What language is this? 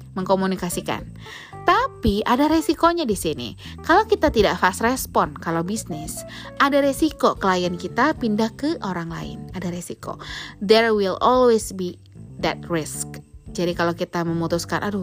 Indonesian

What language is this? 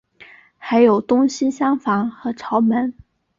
Chinese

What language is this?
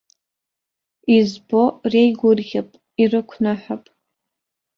Abkhazian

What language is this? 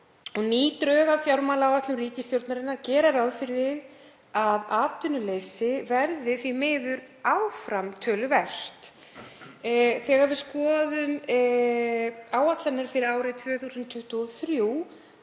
Icelandic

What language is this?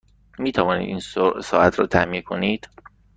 Persian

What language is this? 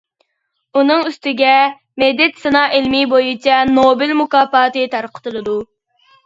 Uyghur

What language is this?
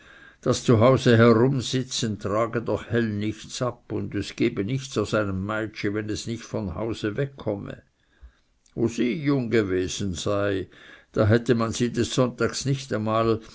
German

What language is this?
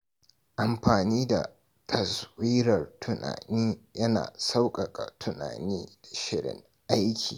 Hausa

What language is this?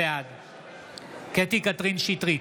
Hebrew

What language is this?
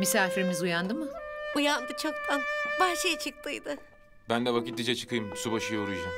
Turkish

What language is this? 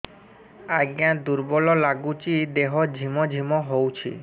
Odia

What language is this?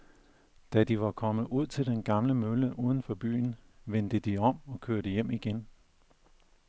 Danish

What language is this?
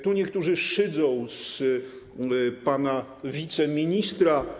Polish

